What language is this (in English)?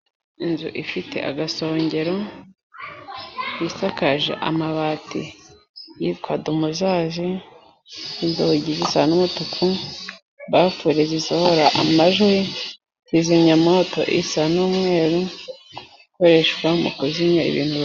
Kinyarwanda